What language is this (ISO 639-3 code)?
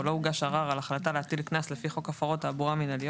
heb